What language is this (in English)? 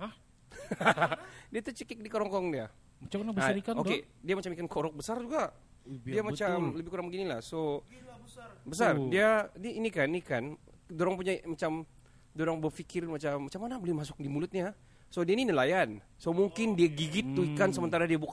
Malay